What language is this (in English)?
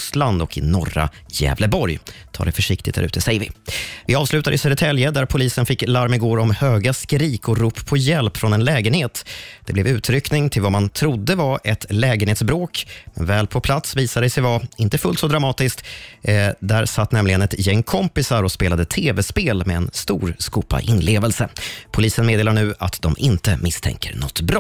Swedish